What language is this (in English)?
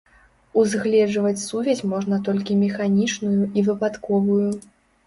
Belarusian